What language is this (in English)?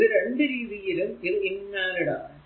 Malayalam